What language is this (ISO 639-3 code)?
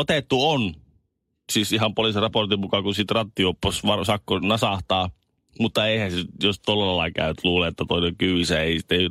fin